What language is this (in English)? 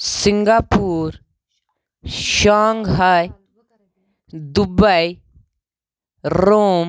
Kashmiri